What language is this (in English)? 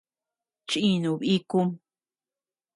Tepeuxila Cuicatec